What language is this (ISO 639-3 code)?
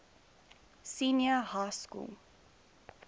eng